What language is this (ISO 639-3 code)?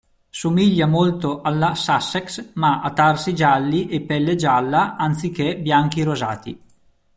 ita